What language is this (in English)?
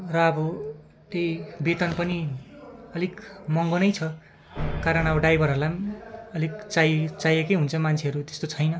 Nepali